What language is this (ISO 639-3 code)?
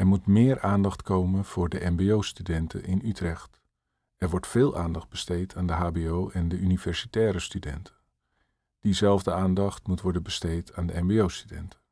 nld